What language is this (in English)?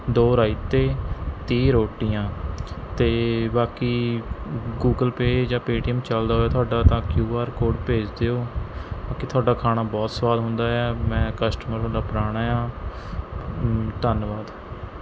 Punjabi